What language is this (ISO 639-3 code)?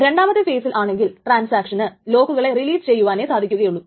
mal